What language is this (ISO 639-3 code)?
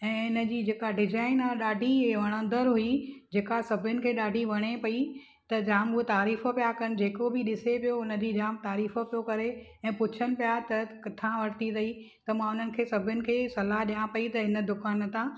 snd